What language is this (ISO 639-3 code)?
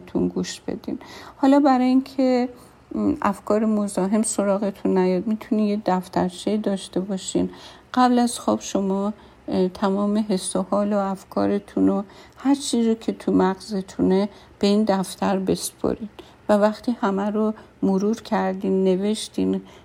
fas